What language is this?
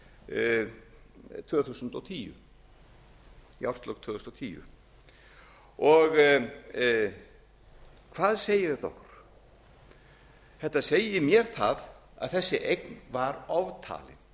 Icelandic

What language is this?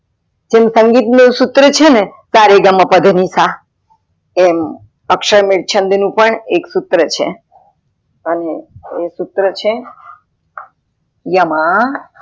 Gujarati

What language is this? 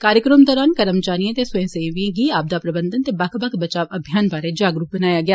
Dogri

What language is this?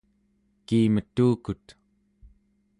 Central Yupik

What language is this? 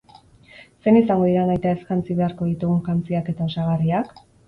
Basque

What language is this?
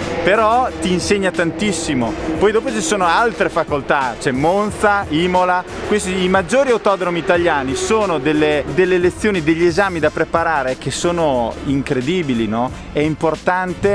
Italian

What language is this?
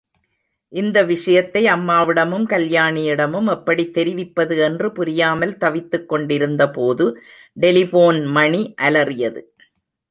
Tamil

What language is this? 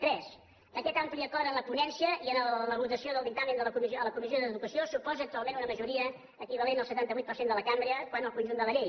Catalan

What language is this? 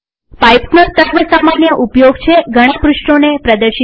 Gujarati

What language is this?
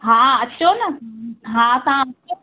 Sindhi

